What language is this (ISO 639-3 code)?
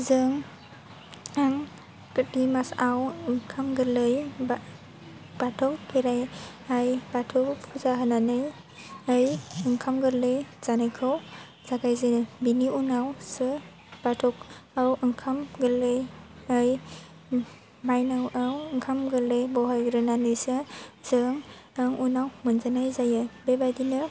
brx